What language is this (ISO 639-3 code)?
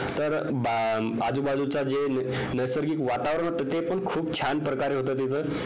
mar